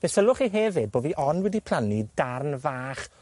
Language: Welsh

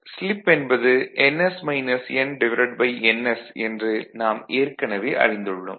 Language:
Tamil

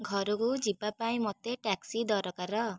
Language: Odia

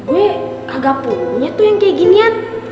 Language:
Indonesian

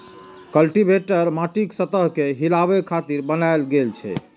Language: Maithili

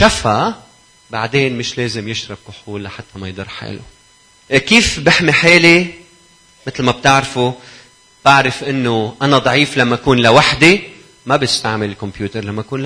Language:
Arabic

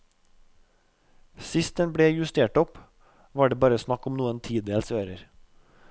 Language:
Norwegian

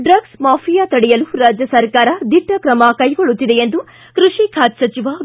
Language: Kannada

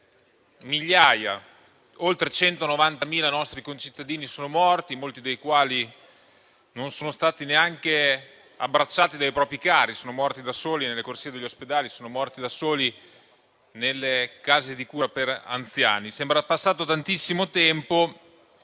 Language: Italian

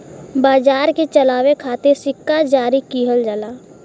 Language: Bhojpuri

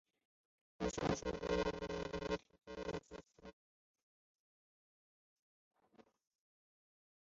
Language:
Chinese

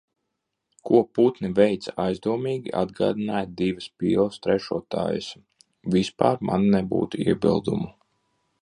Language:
Latvian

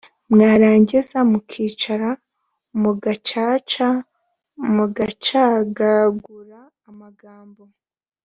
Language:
Kinyarwanda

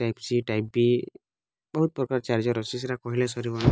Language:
Odia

